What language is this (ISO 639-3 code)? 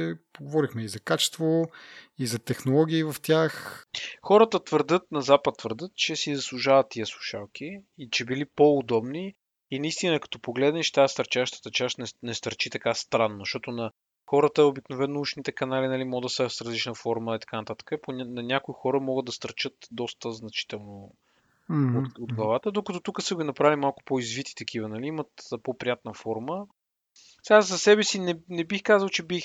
bul